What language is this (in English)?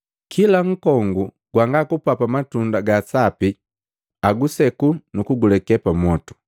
Matengo